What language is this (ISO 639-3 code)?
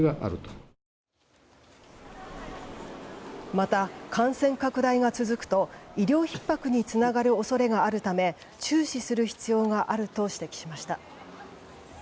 jpn